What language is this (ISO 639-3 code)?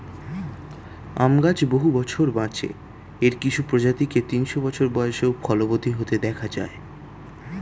ben